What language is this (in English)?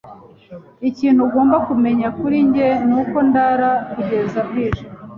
Kinyarwanda